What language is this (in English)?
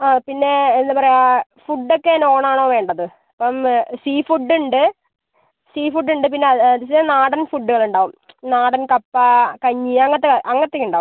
Malayalam